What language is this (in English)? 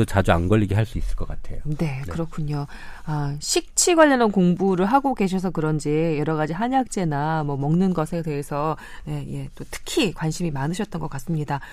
Korean